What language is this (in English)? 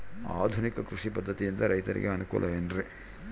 Kannada